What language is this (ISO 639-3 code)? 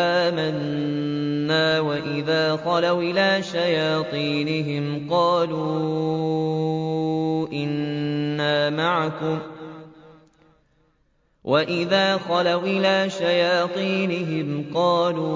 ara